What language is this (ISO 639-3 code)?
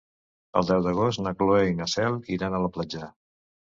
cat